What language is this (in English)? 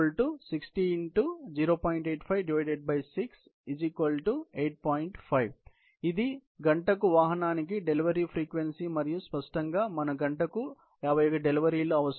Telugu